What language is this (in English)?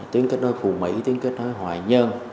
Vietnamese